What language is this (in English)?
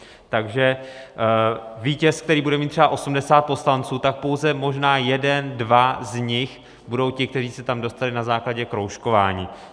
Czech